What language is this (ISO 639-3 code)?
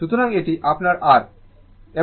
ben